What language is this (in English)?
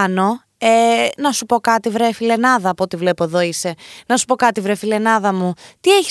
Greek